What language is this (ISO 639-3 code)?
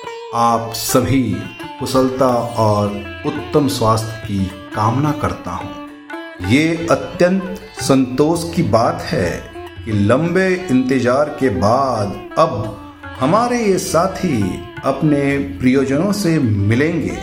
hin